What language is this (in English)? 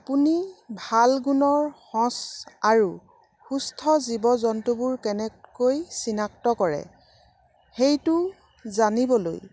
Assamese